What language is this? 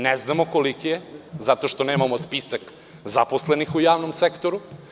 Serbian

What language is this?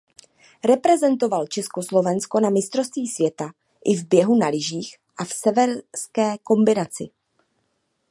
Czech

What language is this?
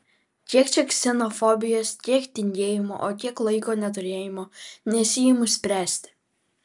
Lithuanian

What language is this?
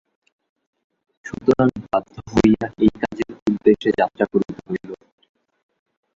Bangla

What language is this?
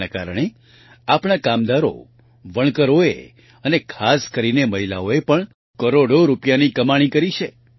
Gujarati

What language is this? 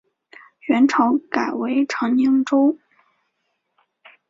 Chinese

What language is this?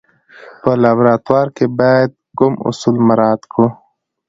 Pashto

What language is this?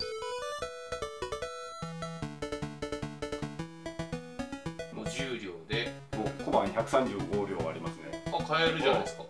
Japanese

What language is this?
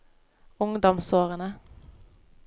Norwegian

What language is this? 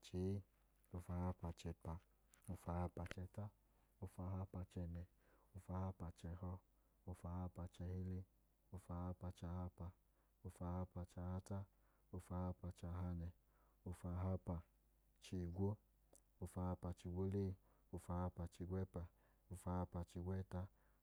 Idoma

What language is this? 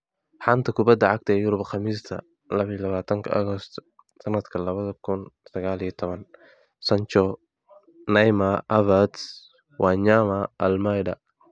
Somali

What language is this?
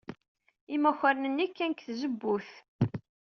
Kabyle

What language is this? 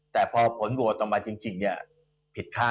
Thai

